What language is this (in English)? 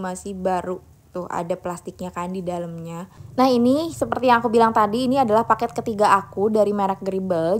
Indonesian